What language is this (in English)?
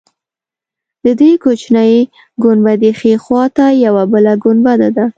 Pashto